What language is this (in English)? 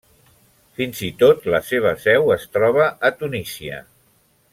Catalan